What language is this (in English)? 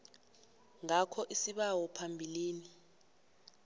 South Ndebele